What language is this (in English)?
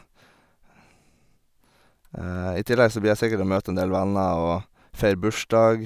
Norwegian